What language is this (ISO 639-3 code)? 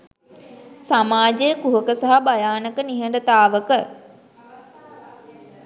sin